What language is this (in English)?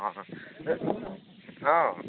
Bodo